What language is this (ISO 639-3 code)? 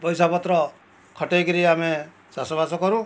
ori